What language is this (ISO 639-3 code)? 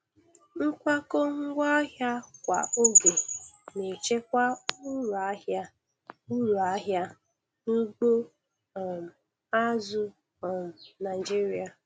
ibo